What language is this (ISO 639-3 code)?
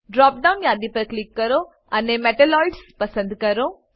guj